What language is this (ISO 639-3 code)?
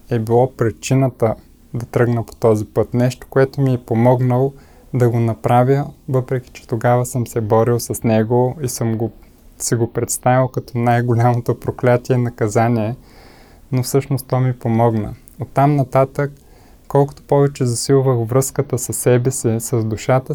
bul